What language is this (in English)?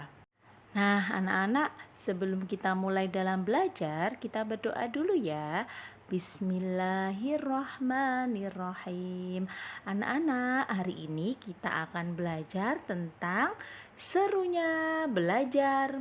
Indonesian